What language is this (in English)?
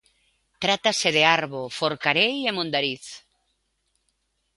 Galician